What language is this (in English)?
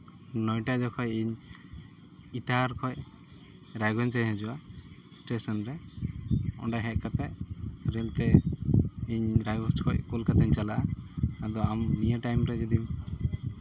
Santali